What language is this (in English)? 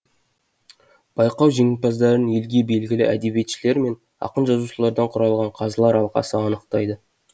Kazakh